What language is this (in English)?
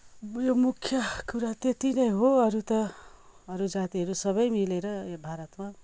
Nepali